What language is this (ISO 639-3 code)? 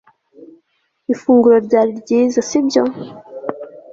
kin